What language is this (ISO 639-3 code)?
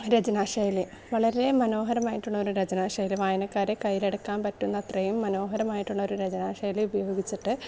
mal